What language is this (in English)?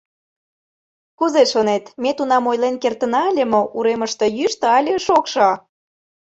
Mari